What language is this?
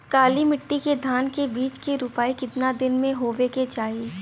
Bhojpuri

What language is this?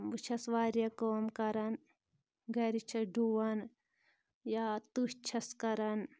Kashmiri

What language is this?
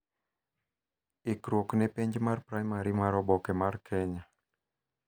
Luo (Kenya and Tanzania)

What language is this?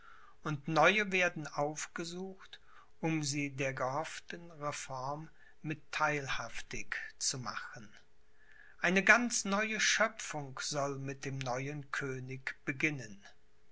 German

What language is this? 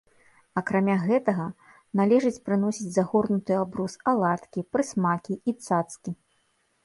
Belarusian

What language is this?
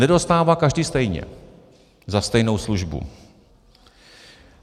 Czech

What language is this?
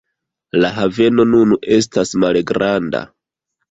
Esperanto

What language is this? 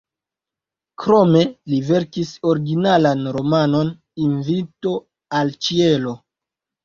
Esperanto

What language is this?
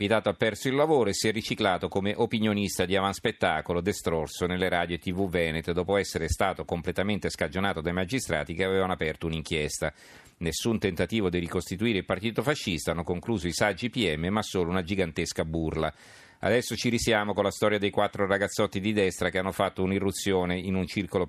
Italian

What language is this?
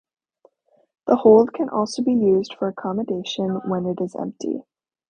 English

